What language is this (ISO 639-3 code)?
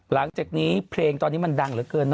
tha